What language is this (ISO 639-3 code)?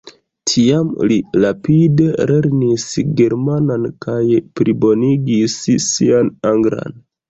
epo